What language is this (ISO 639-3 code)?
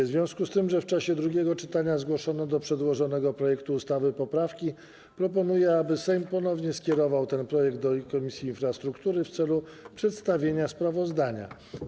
pol